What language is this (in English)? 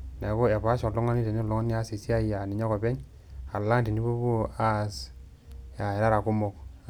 Masai